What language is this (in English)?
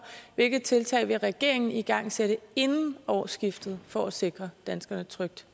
Danish